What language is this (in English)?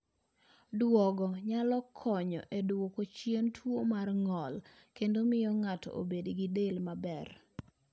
Luo (Kenya and Tanzania)